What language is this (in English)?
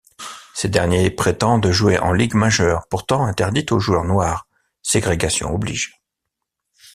French